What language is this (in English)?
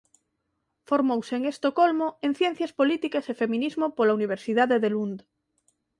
Galician